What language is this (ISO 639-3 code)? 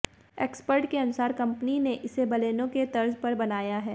hin